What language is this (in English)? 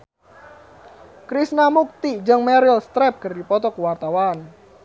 Sundanese